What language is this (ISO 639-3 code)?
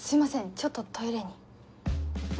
jpn